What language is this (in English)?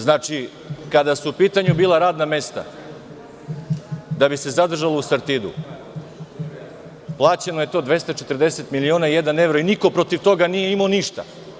Serbian